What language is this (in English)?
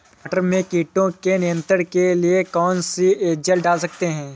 Hindi